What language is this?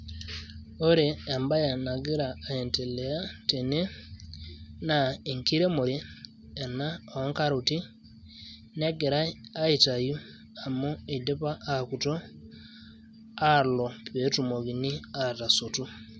Masai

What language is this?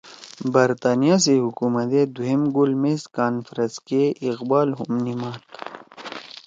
Torwali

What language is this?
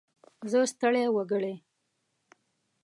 Pashto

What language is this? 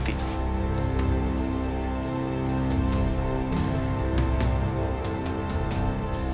Indonesian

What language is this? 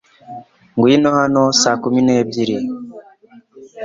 Kinyarwanda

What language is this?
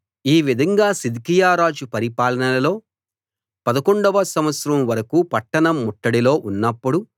Telugu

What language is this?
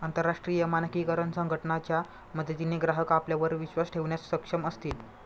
Marathi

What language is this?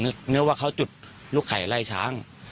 Thai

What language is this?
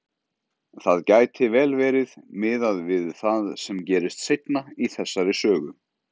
Icelandic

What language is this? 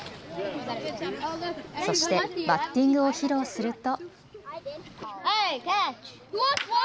Japanese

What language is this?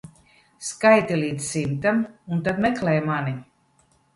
Latvian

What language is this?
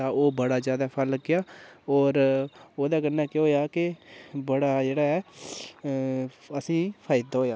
Dogri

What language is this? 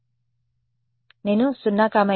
Telugu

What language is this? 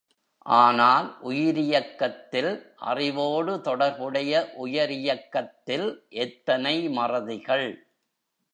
Tamil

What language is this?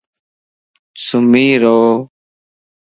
Lasi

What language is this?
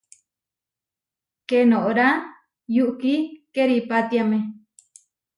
Huarijio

